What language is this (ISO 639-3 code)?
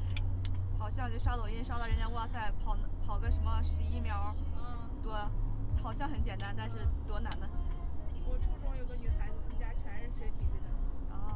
zho